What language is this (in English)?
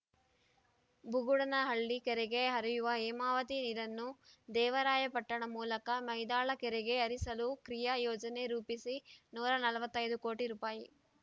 Kannada